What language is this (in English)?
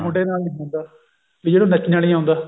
Punjabi